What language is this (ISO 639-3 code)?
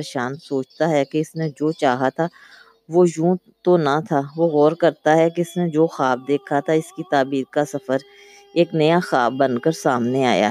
urd